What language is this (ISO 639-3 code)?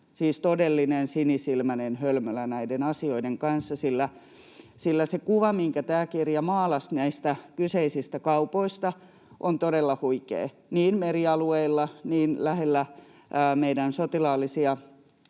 fin